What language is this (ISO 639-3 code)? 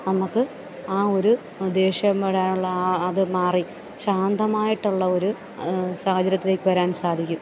mal